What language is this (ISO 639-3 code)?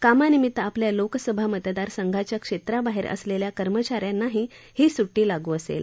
mar